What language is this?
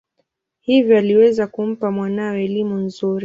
Swahili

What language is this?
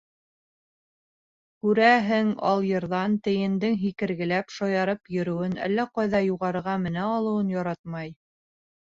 Bashkir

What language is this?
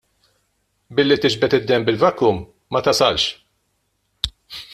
Maltese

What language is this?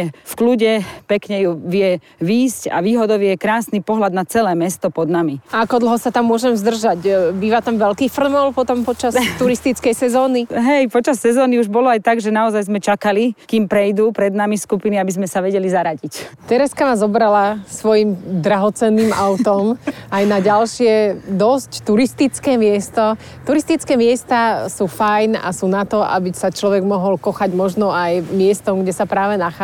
Slovak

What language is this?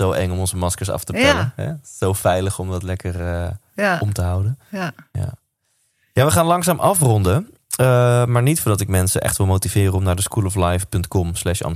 Dutch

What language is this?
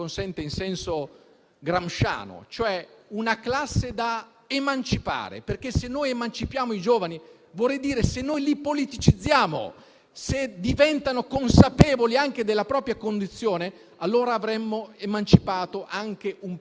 Italian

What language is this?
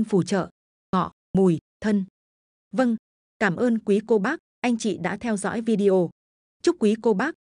Vietnamese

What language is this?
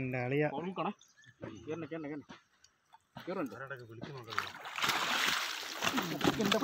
Korean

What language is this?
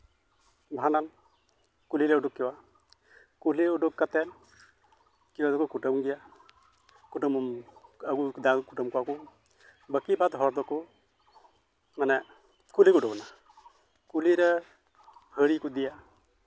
Santali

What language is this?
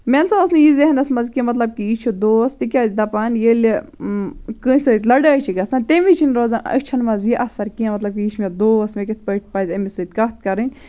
Kashmiri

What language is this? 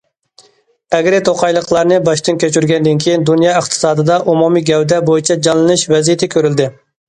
Uyghur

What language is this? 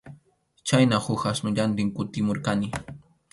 Arequipa-La Unión Quechua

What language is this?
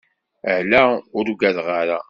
Kabyle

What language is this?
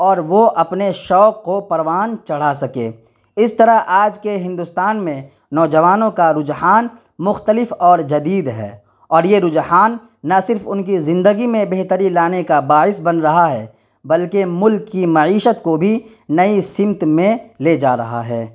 Urdu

